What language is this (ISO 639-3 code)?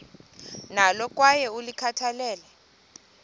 xho